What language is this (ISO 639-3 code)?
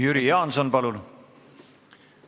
est